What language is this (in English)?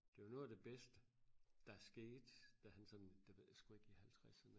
Danish